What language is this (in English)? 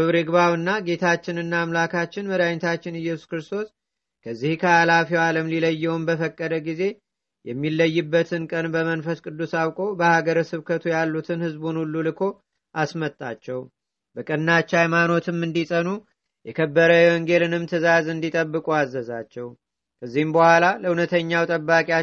Amharic